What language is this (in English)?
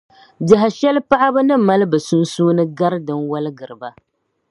Dagbani